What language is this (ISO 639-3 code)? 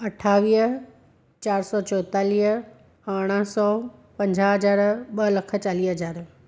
snd